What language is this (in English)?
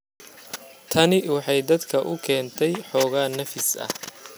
Somali